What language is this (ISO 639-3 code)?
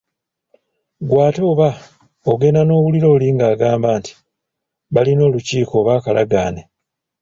lug